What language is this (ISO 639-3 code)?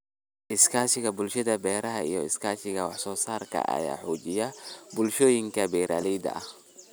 som